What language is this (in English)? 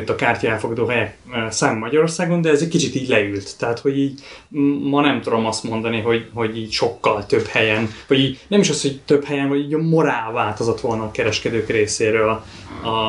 Hungarian